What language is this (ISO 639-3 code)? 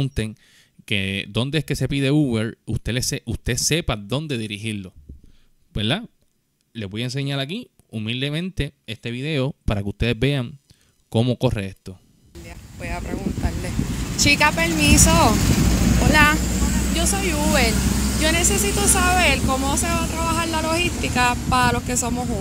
spa